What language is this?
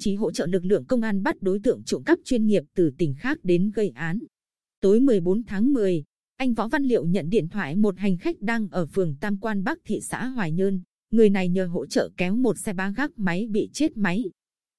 Vietnamese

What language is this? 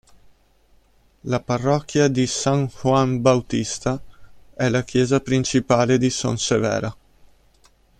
Italian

